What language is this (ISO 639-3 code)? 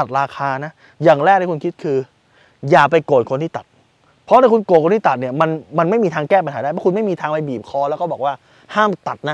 tha